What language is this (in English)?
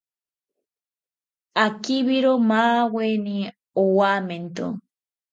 South Ucayali Ashéninka